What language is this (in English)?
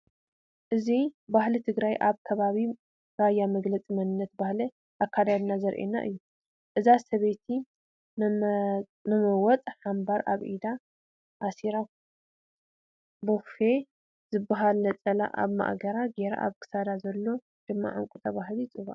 Tigrinya